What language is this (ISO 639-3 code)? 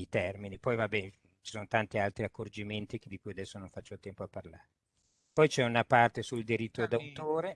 ita